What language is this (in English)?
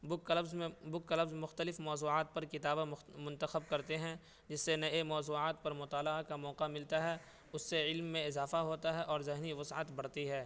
Urdu